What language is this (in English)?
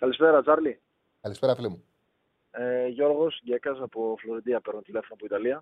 Greek